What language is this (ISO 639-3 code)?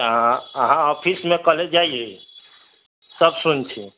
mai